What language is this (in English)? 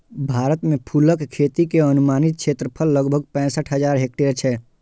Maithili